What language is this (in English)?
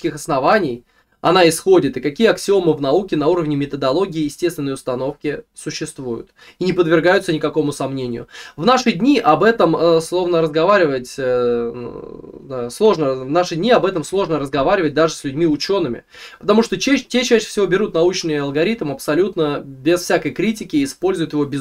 Russian